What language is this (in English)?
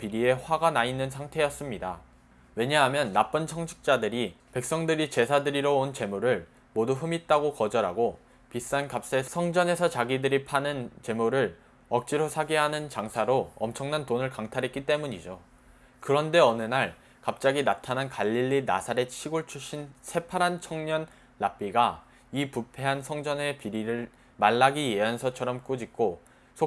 Korean